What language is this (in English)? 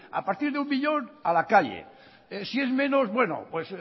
Spanish